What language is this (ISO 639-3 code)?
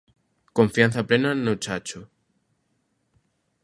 glg